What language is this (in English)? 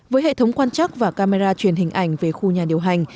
Vietnamese